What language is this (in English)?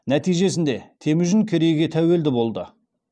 Kazakh